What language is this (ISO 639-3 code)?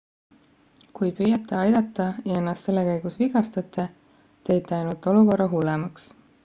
est